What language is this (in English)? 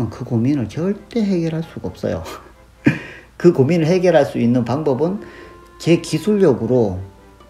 Korean